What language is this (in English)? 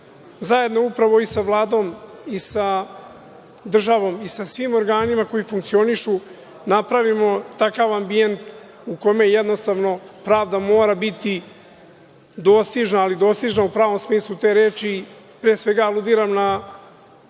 Serbian